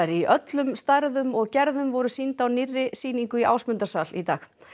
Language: Icelandic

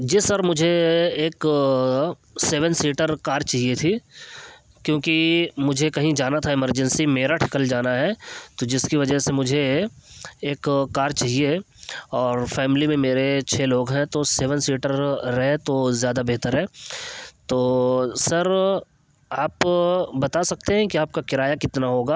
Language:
Urdu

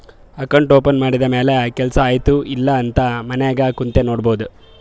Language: Kannada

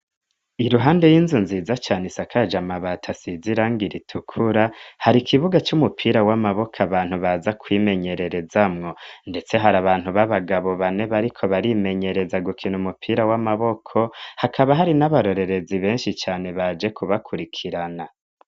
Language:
Rundi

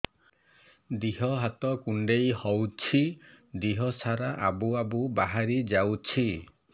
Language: Odia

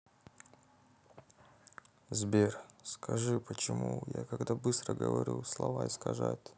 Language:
Russian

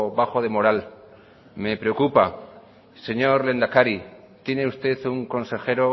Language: Spanish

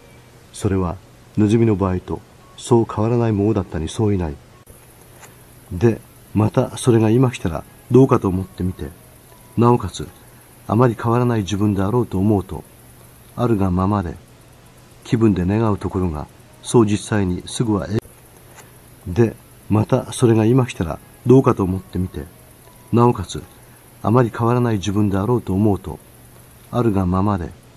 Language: Japanese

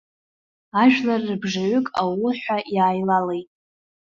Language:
Abkhazian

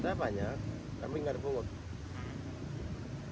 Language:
Indonesian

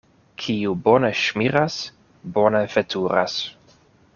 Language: Esperanto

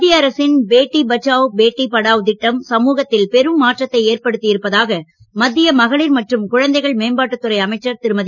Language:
Tamil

